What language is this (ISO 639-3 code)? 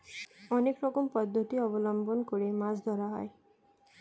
ben